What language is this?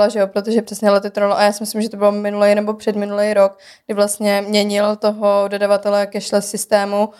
Czech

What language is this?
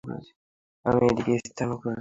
Bangla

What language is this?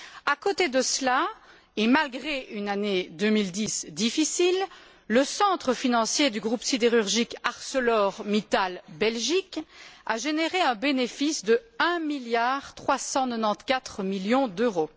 French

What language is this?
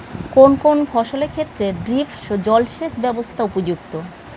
Bangla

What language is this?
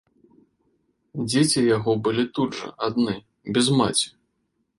Belarusian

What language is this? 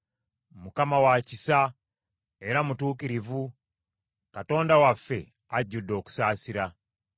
Ganda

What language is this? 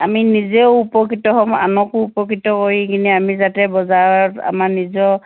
Assamese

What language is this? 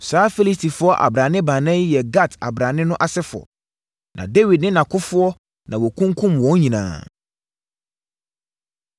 Akan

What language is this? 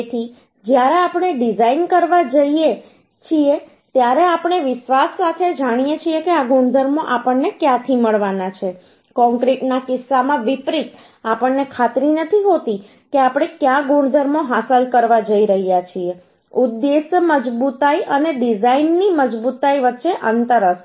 Gujarati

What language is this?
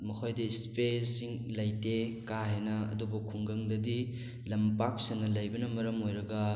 Manipuri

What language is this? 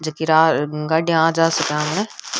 Rajasthani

